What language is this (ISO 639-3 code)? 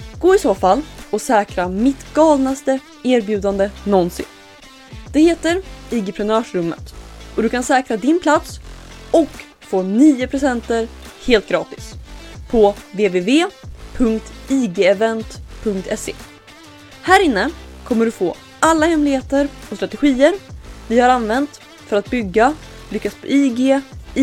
swe